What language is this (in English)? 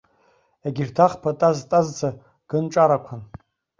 Abkhazian